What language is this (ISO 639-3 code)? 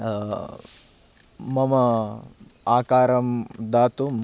san